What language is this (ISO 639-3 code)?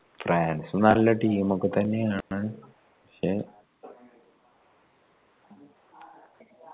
mal